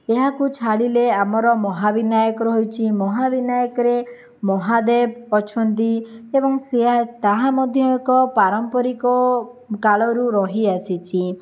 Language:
Odia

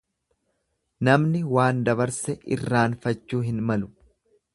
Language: Oromo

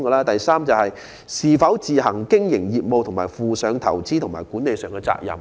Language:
Cantonese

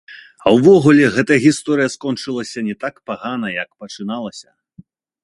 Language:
Belarusian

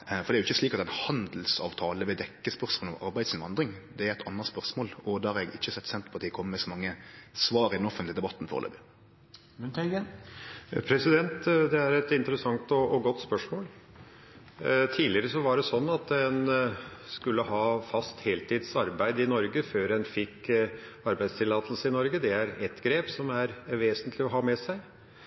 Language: Norwegian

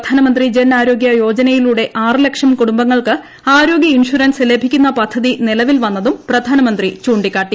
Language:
Malayalam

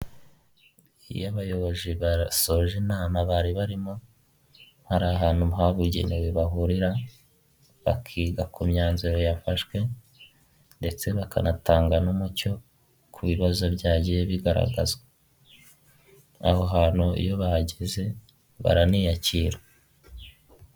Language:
Kinyarwanda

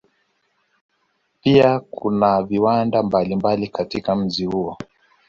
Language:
Swahili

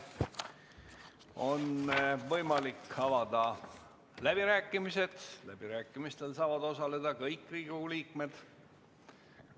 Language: Estonian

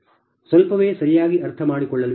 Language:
Kannada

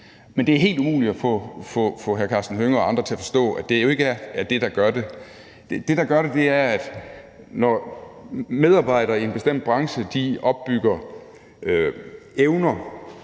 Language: Danish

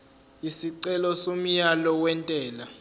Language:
Zulu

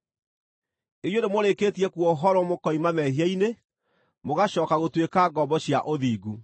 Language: Kikuyu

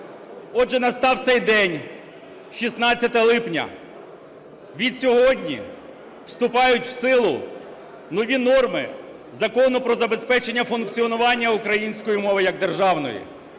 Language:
Ukrainian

